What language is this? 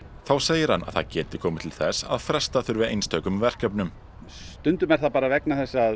Icelandic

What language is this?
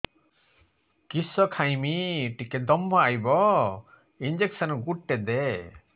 Odia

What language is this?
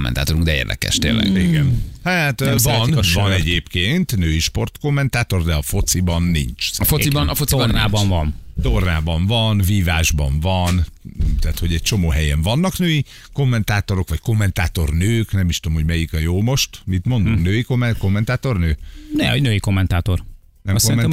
Hungarian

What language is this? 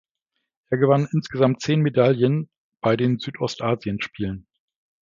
German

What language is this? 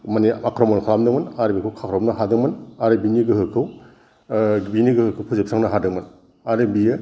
Bodo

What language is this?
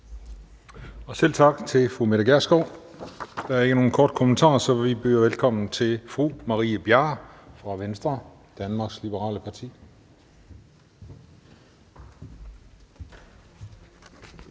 Danish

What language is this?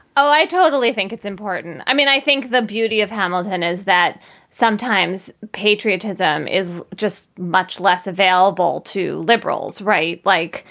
English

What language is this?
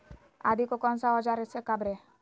Magahi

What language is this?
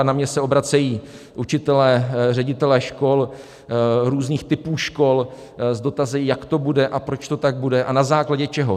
Czech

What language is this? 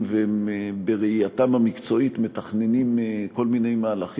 Hebrew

